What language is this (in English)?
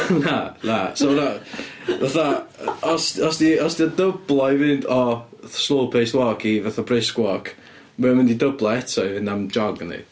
Welsh